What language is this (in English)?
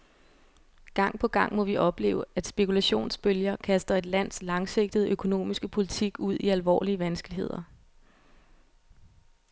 Danish